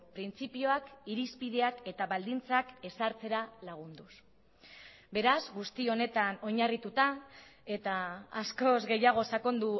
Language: Basque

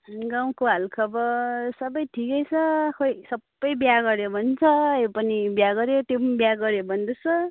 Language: Nepali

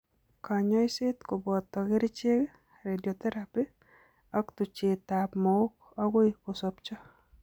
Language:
Kalenjin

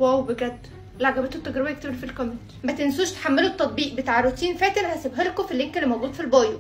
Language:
Arabic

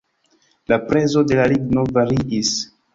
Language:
Esperanto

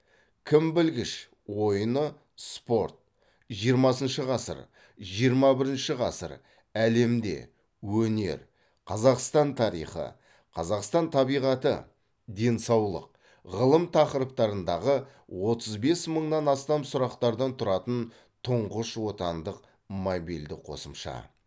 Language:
Kazakh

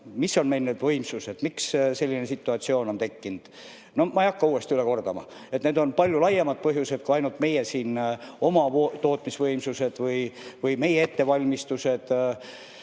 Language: Estonian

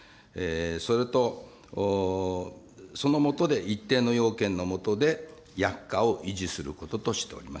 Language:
Japanese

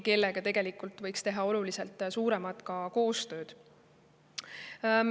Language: Estonian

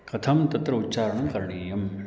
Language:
Sanskrit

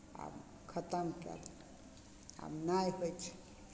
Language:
Maithili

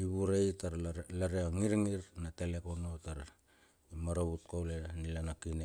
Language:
Bilur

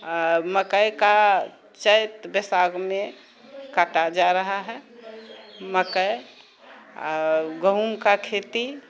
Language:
Maithili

